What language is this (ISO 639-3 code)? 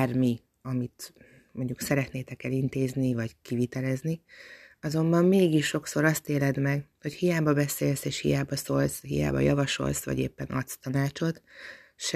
hun